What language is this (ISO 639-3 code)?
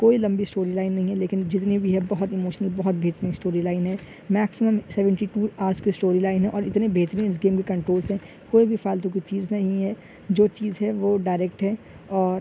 urd